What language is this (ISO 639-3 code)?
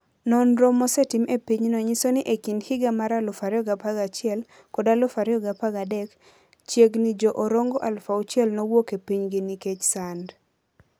luo